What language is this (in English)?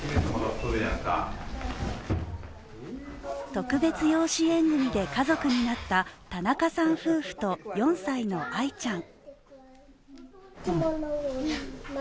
Japanese